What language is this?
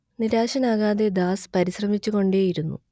Malayalam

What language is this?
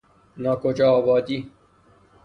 Persian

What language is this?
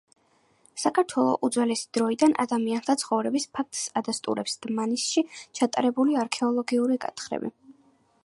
Georgian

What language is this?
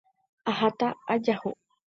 Guarani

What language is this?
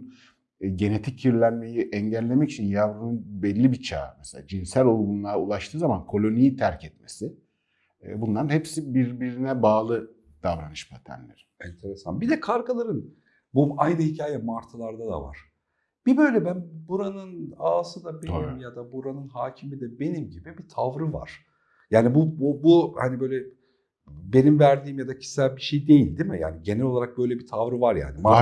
Turkish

